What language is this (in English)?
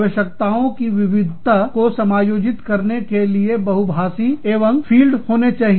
Hindi